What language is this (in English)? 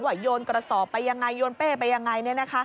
Thai